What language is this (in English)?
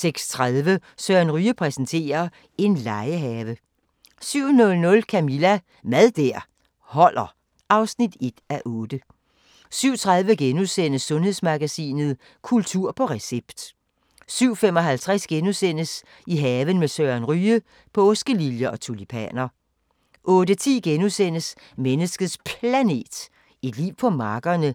Danish